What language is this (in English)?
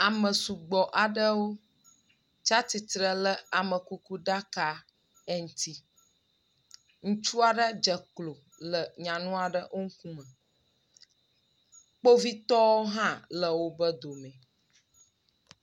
Ewe